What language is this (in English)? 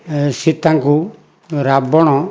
Odia